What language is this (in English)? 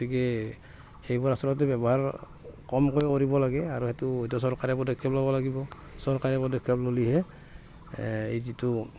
Assamese